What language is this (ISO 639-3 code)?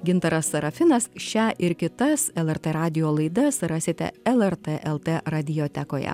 lit